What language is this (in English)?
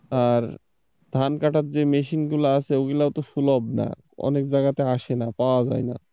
Bangla